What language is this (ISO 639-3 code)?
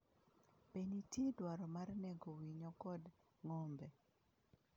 luo